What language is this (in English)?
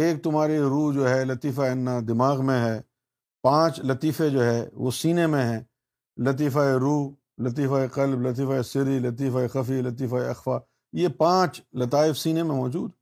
Urdu